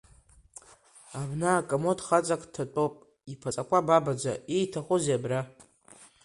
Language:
Abkhazian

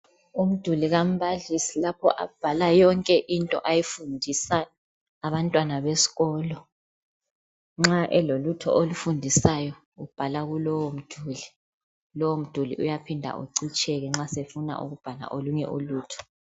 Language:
North Ndebele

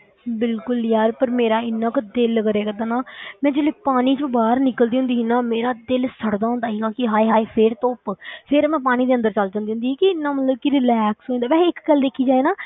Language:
Punjabi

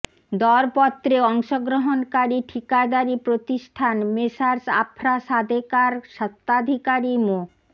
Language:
Bangla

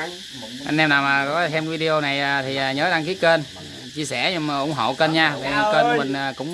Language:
Vietnamese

